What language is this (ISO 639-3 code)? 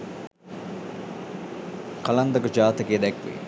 sin